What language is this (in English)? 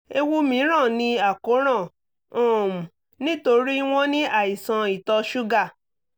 Yoruba